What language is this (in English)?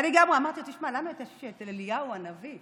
Hebrew